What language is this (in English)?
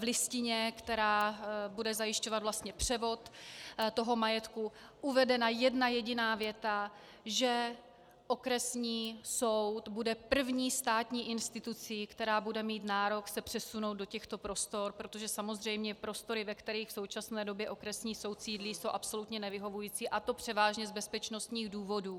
Czech